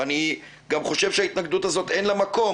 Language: Hebrew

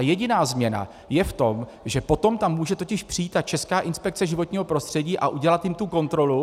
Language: Czech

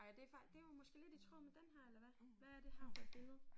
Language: Danish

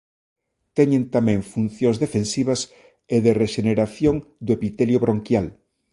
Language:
Galician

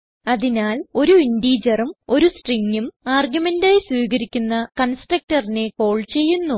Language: Malayalam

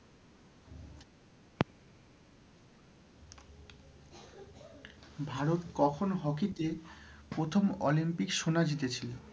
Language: Bangla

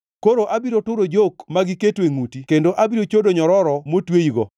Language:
Luo (Kenya and Tanzania)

